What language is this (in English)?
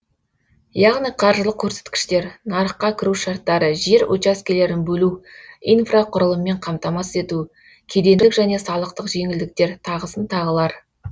Kazakh